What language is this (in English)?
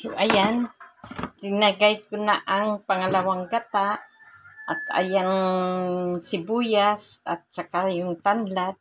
Filipino